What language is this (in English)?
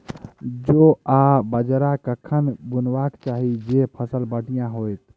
Maithili